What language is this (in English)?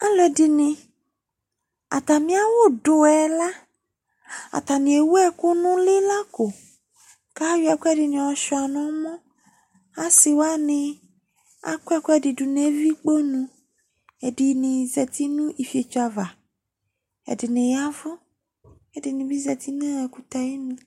Ikposo